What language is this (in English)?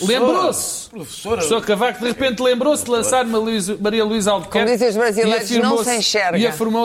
Portuguese